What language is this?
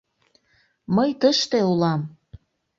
Mari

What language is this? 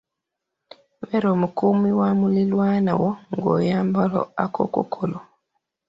Ganda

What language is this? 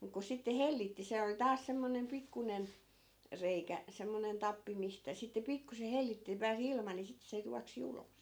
Finnish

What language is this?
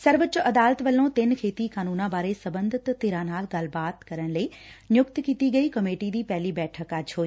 Punjabi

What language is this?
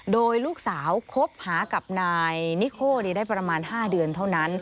Thai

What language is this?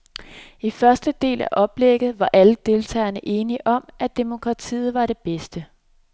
Danish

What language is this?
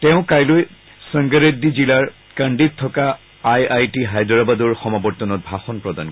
Assamese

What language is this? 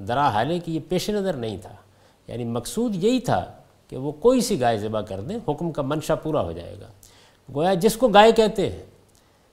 Urdu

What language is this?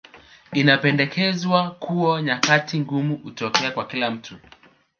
Swahili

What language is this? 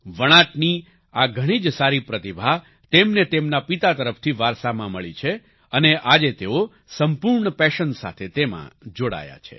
Gujarati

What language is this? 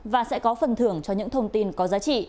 Vietnamese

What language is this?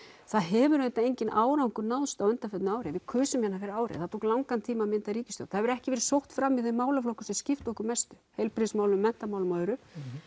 Icelandic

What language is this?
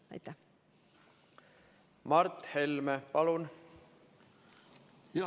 Estonian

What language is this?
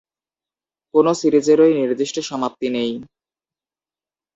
Bangla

